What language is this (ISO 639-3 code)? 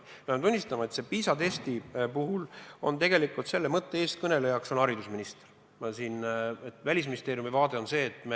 est